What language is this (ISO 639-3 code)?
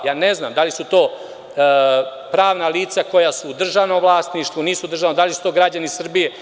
srp